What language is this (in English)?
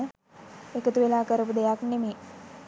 Sinhala